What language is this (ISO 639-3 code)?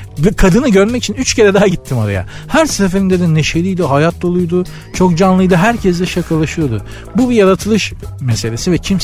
tur